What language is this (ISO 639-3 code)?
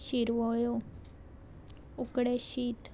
kok